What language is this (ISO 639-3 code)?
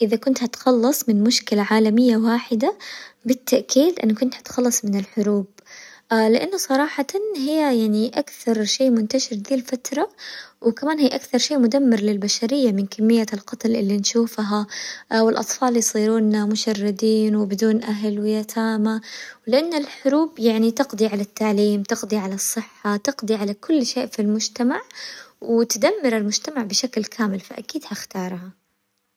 acw